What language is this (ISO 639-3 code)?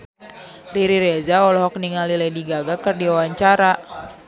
sun